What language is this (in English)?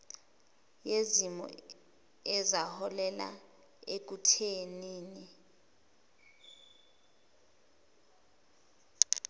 Zulu